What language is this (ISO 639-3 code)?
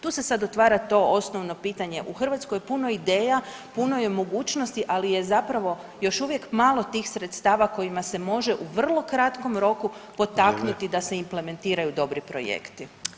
hrv